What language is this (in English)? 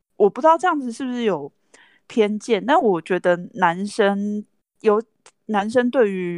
Chinese